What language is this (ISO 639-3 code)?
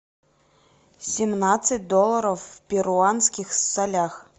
rus